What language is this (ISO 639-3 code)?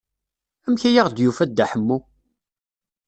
kab